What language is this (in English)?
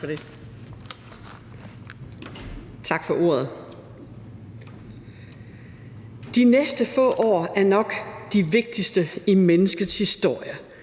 Danish